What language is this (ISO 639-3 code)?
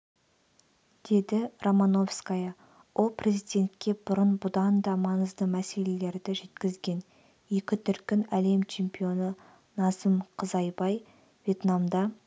kaz